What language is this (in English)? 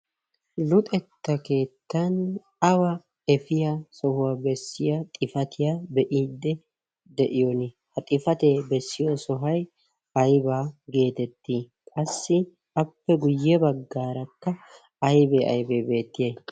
Wolaytta